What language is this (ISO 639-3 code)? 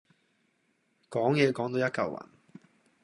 yue